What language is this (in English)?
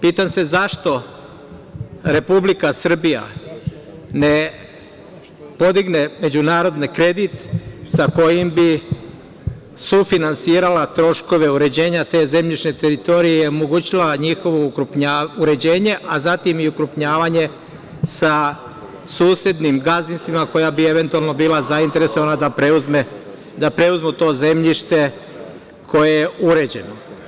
Serbian